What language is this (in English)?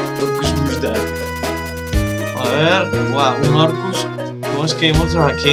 Spanish